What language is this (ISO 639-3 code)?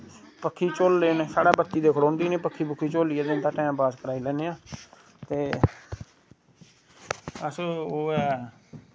doi